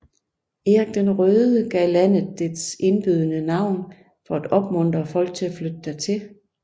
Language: Danish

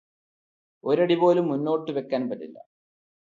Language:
Malayalam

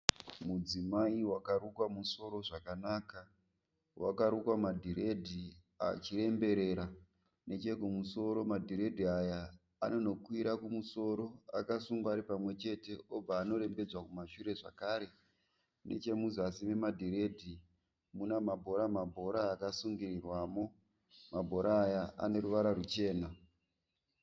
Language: Shona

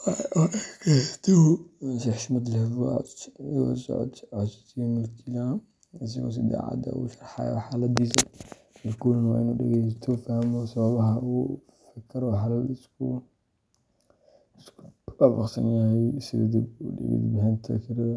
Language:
Somali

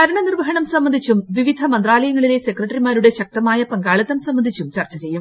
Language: Malayalam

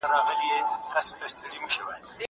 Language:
Pashto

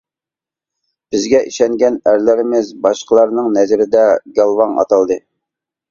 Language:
Uyghur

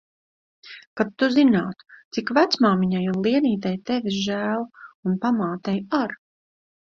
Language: Latvian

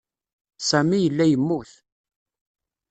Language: Kabyle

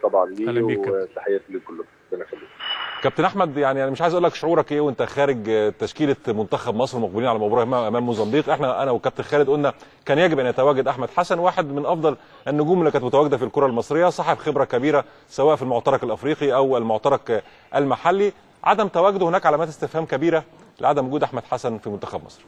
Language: Arabic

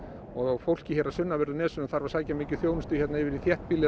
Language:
Icelandic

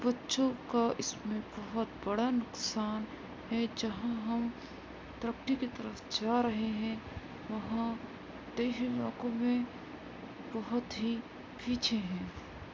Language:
Urdu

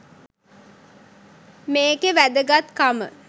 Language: Sinhala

